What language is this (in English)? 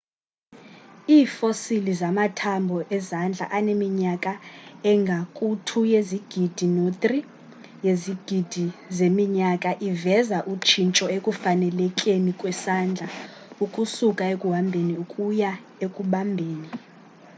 Xhosa